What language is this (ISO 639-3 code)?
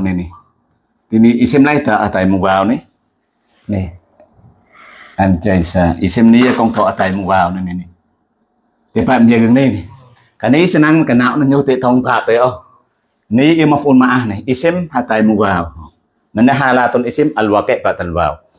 ind